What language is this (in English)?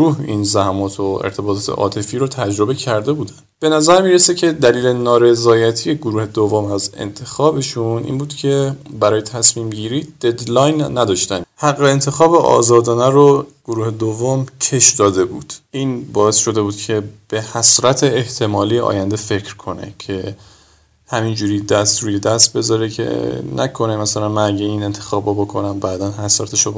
Persian